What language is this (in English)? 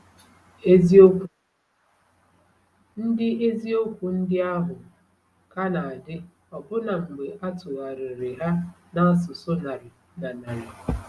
Igbo